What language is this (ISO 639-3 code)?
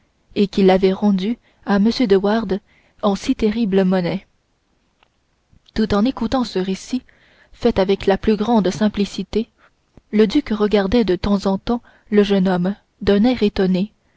fra